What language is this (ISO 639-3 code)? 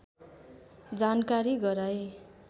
nep